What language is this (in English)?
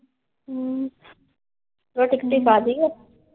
Punjabi